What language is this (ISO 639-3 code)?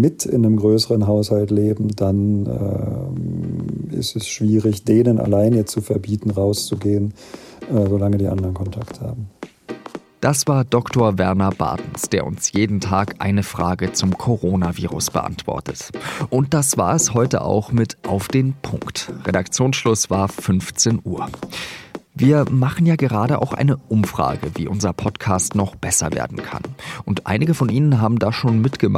deu